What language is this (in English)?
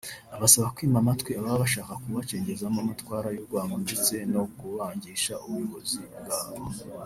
Kinyarwanda